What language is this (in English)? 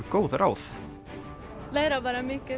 Icelandic